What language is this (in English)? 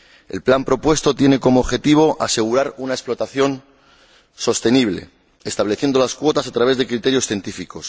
Spanish